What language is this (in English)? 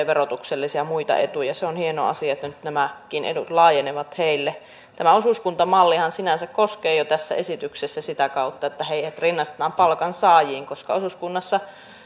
Finnish